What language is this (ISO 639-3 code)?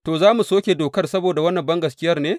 hau